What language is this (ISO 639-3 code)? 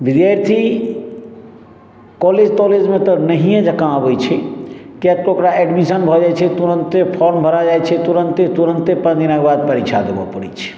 mai